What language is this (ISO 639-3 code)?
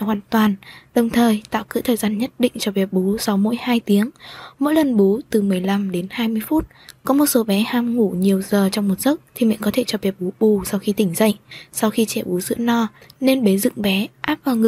vie